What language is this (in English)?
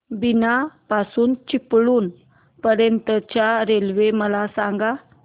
Marathi